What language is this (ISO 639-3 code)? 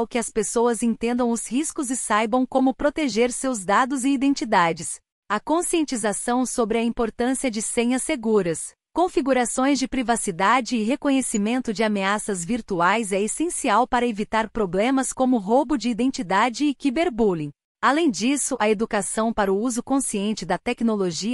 por